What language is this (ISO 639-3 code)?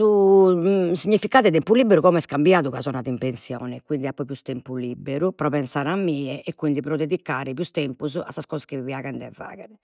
srd